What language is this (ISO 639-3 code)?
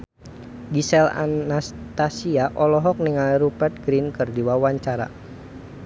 sun